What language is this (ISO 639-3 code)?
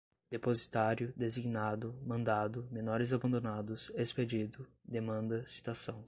por